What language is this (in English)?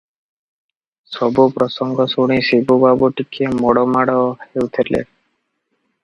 Odia